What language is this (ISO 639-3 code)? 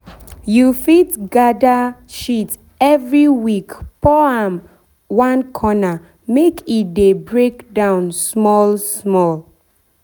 pcm